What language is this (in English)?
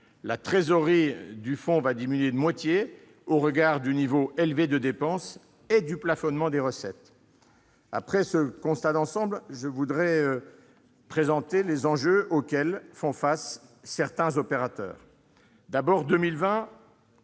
French